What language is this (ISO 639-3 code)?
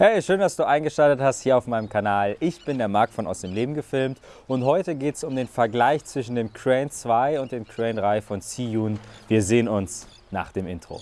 deu